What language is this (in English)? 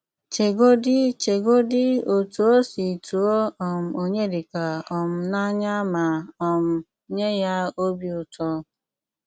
Igbo